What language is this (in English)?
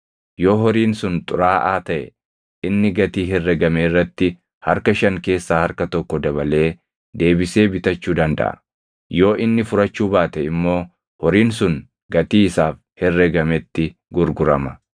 Oromo